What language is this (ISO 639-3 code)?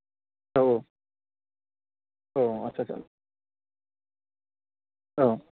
brx